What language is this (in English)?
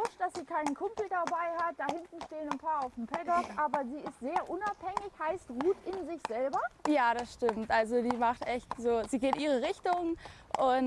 German